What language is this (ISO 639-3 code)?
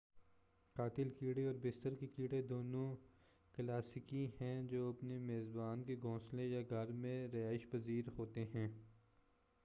urd